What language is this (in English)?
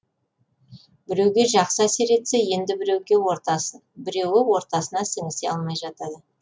Kazakh